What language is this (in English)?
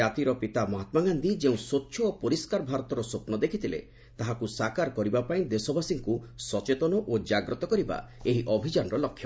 Odia